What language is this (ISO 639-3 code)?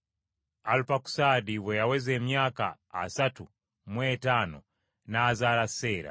lug